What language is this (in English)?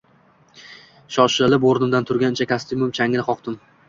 Uzbek